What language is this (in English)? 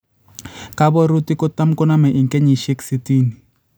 Kalenjin